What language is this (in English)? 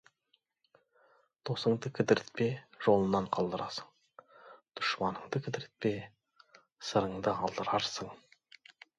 Kazakh